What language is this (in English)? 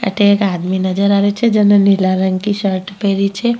Rajasthani